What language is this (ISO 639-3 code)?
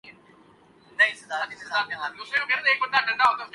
urd